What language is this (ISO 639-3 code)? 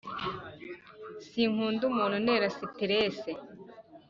kin